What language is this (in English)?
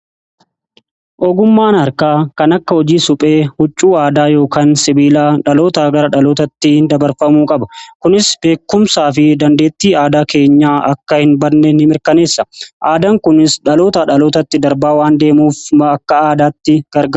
Oromo